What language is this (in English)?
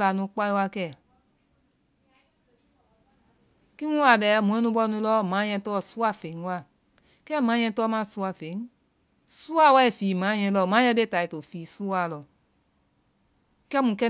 Vai